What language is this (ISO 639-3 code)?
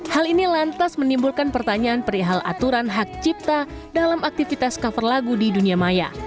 ind